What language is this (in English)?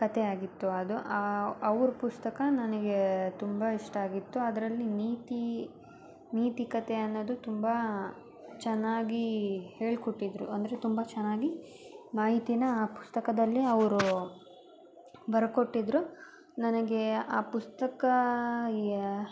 Kannada